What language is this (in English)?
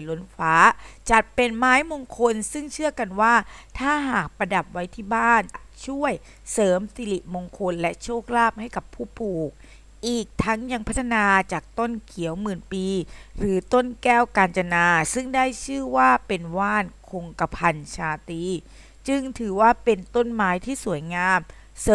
Thai